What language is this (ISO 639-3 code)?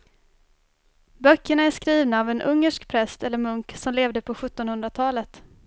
swe